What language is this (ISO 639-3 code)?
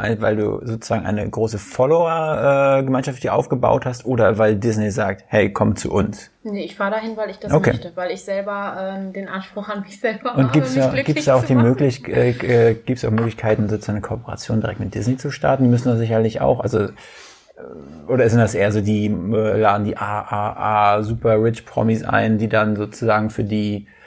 deu